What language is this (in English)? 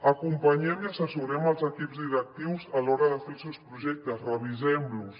Catalan